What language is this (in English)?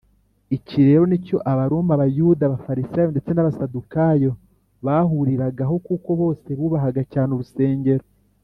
Kinyarwanda